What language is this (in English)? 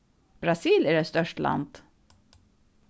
Faroese